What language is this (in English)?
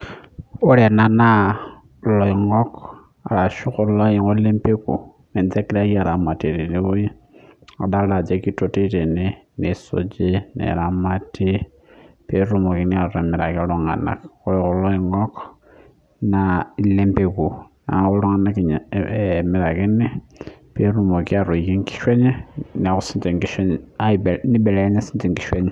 Masai